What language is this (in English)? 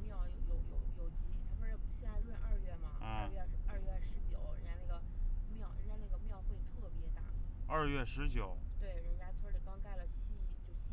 Chinese